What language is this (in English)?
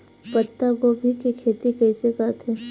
Chhattisgarhi